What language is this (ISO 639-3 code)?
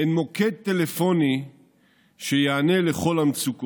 heb